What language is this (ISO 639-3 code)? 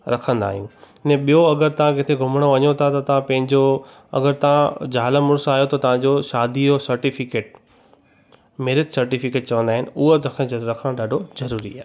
snd